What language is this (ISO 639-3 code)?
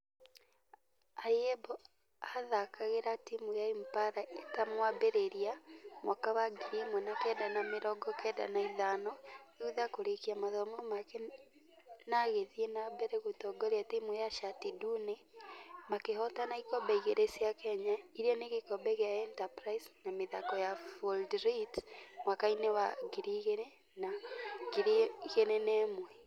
kik